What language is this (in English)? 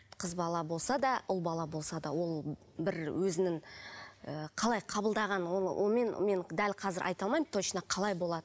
Kazakh